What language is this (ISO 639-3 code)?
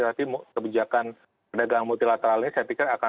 ind